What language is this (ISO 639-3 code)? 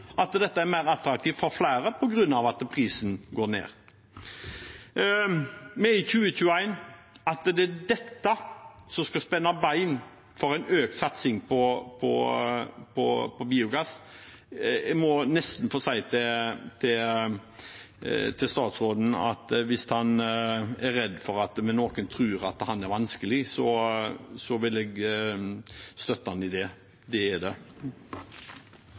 nob